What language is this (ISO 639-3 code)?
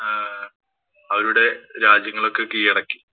mal